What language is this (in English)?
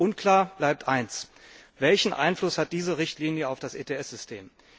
German